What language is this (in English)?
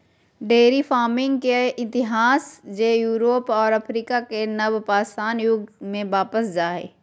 Magahi